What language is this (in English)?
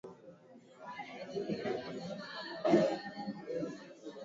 Swahili